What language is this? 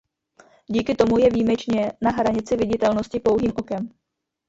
Czech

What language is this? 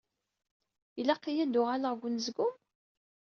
Kabyle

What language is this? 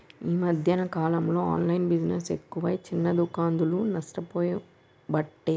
Telugu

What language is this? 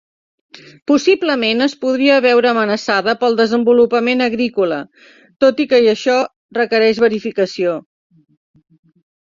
Catalan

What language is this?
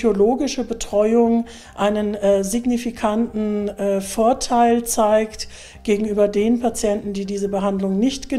German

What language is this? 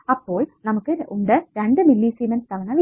Malayalam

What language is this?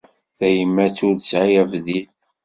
Kabyle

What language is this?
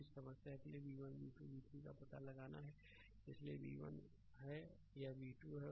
Hindi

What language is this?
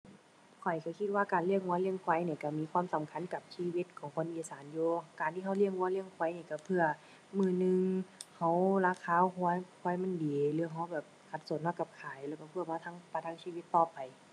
Thai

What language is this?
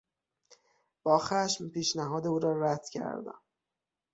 Persian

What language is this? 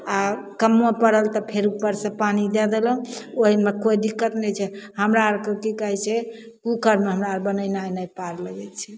Maithili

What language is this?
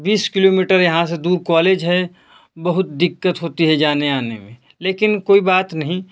Hindi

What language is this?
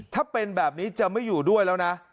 Thai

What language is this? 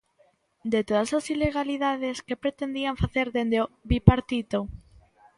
Galician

